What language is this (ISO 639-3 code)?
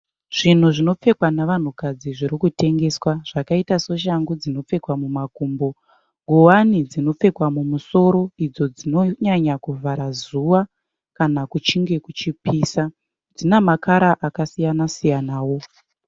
sna